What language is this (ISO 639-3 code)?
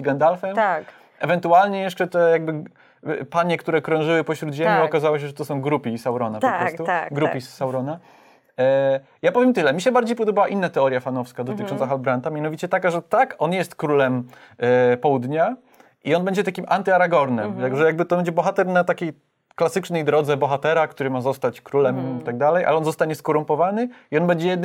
pol